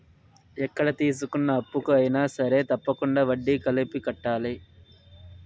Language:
Telugu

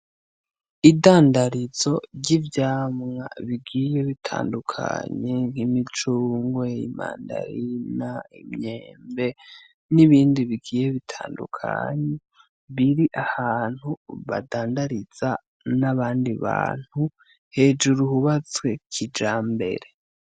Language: Rundi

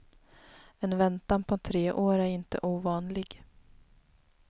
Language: Swedish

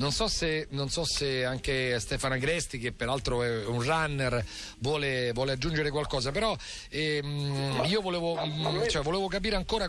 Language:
Italian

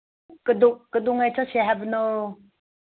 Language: Manipuri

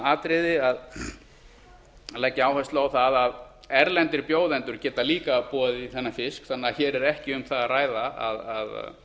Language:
Icelandic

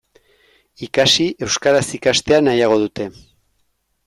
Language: Basque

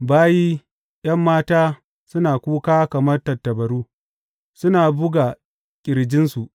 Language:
Hausa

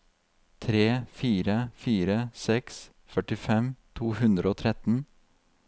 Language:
Norwegian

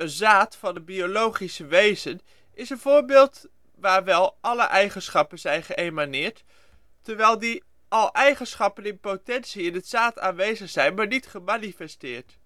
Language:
Dutch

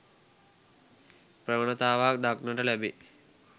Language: Sinhala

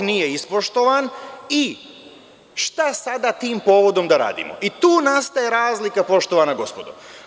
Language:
Serbian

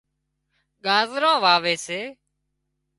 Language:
Wadiyara Koli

